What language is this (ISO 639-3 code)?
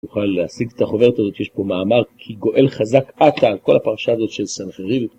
heb